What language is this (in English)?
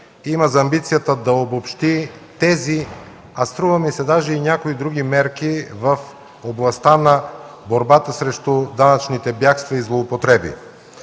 Bulgarian